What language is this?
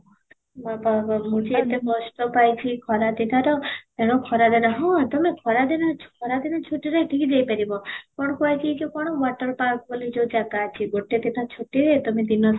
Odia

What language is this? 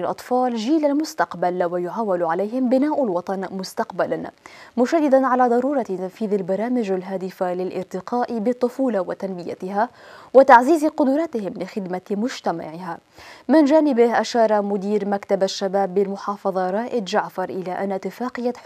Arabic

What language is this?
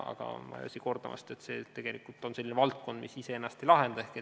Estonian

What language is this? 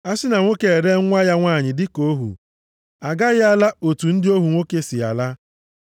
Igbo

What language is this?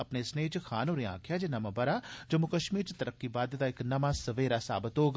Dogri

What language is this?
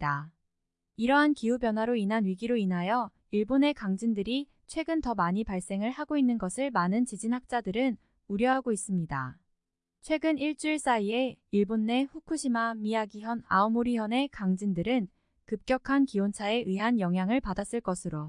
Korean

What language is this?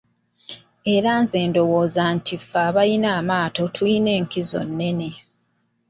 Ganda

